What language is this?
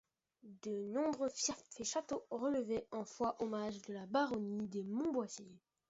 French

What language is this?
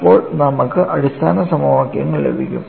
Malayalam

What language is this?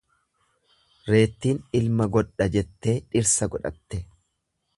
Oromo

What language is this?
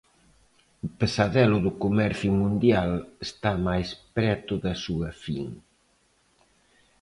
Galician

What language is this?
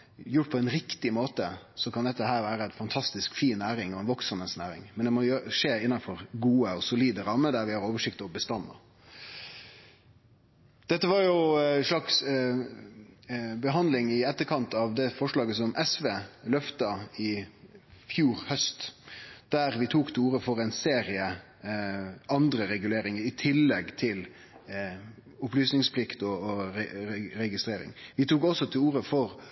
Norwegian Nynorsk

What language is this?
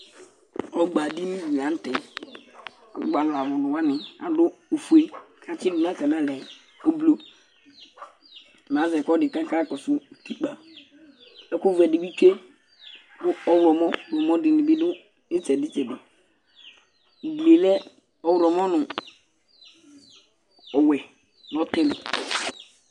Ikposo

